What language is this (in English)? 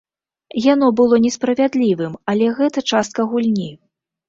Belarusian